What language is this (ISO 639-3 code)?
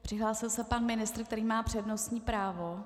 ces